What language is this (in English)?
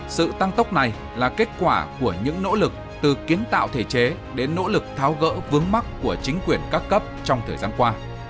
Vietnamese